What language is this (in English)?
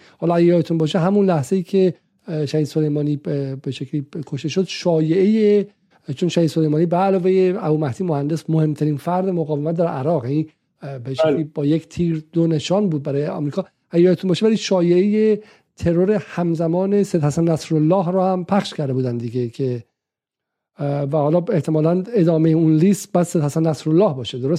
Persian